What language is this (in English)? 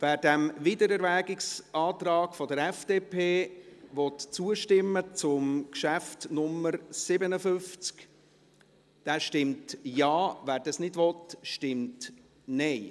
Swiss German